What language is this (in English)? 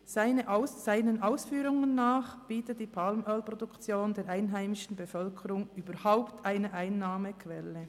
Swiss German